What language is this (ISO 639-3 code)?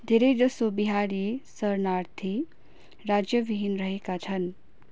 nep